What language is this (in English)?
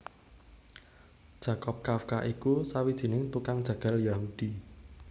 Javanese